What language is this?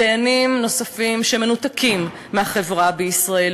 Hebrew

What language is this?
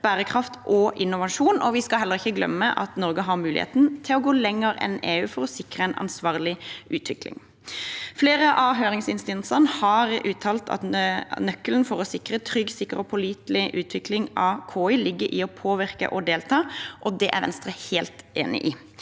Norwegian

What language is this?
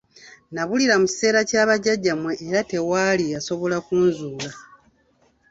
Ganda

